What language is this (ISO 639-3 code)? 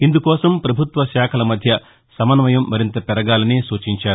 tel